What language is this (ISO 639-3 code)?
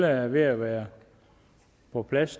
dan